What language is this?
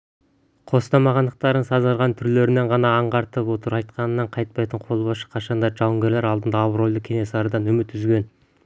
Kazakh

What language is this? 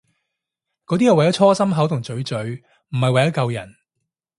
Cantonese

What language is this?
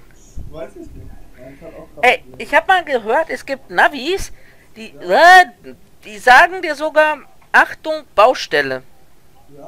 German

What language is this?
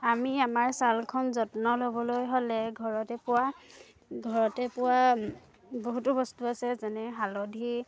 Assamese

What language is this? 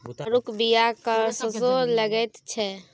Maithili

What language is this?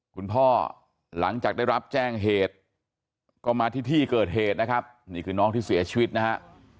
Thai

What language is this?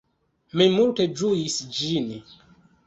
Esperanto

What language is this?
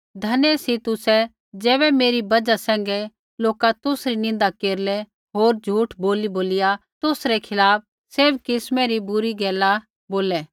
Kullu Pahari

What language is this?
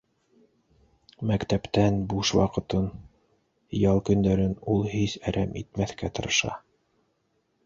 Bashkir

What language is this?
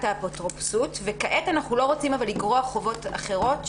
Hebrew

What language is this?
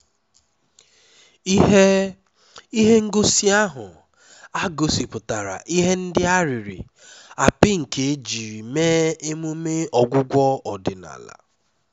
Igbo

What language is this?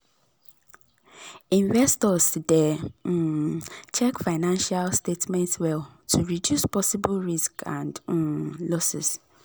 Nigerian Pidgin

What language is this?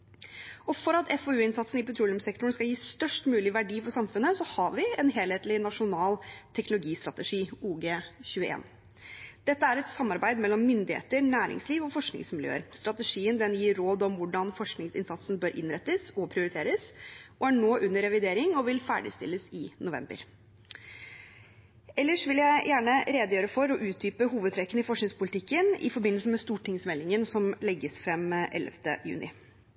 Norwegian Bokmål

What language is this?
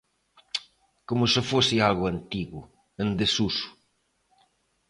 Galician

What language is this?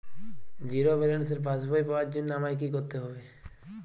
Bangla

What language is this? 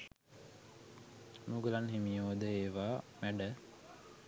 Sinhala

